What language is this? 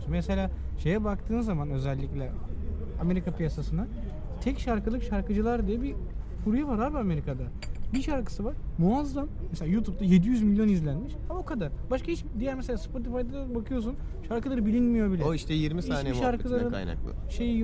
Turkish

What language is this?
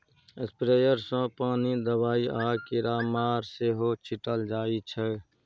Maithili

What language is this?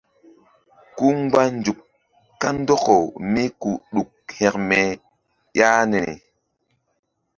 Mbum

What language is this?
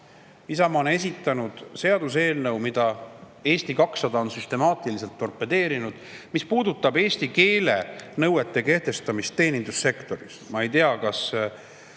Estonian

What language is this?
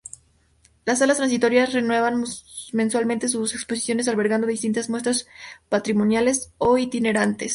Spanish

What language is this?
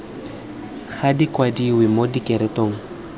Tswana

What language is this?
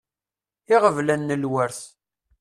Kabyle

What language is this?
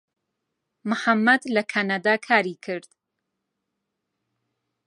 Central Kurdish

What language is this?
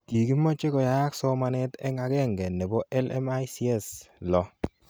Kalenjin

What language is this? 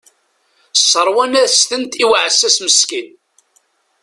Kabyle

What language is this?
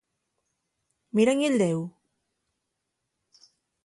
Asturian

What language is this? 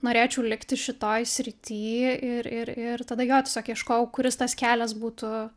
Lithuanian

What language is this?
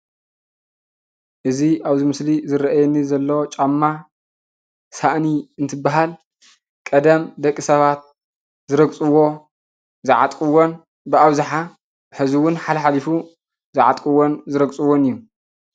Tigrinya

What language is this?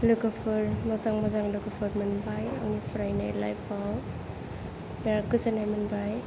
Bodo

